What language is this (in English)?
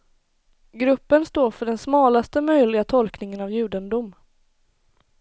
Swedish